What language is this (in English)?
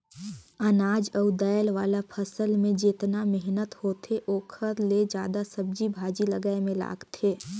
Chhattisgarhi